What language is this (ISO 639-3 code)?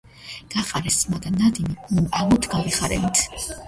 kat